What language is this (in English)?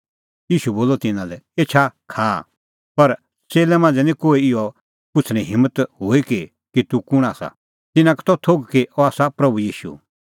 Kullu Pahari